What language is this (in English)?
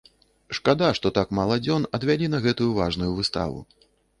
Belarusian